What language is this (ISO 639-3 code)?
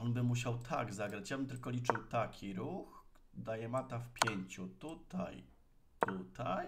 pol